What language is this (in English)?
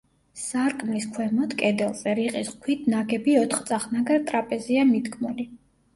Georgian